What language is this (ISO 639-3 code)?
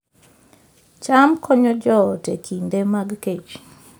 luo